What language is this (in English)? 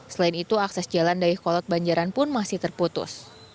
Indonesian